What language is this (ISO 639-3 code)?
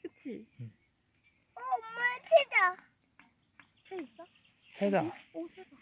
kor